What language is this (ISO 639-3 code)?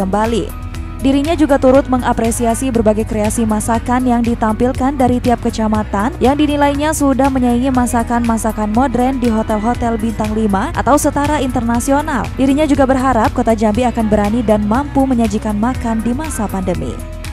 ind